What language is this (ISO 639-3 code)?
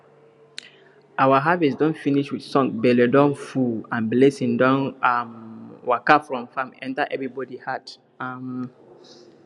pcm